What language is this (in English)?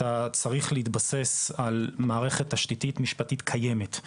Hebrew